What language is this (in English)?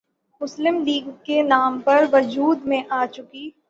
Urdu